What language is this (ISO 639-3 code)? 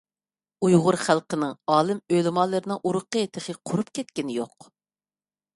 uig